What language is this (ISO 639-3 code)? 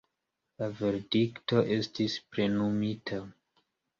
epo